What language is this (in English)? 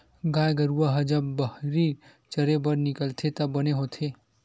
Chhattisgarhi